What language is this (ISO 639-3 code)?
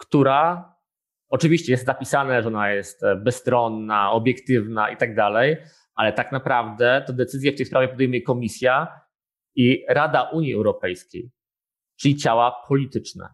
pol